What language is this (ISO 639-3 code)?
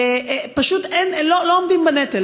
heb